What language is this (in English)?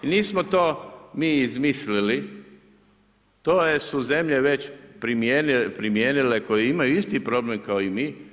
Croatian